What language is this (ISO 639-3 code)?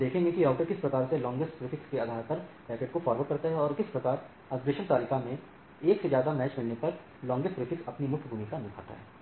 hin